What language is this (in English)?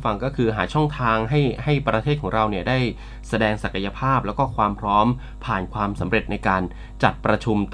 Thai